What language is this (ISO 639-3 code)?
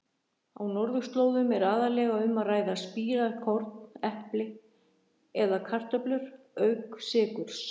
isl